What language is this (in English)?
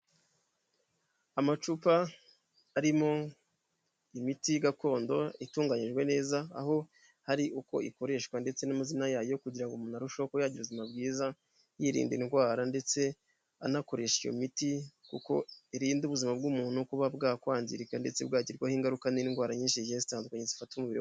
Kinyarwanda